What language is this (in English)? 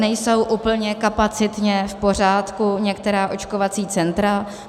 Czech